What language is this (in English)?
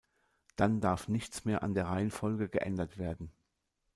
German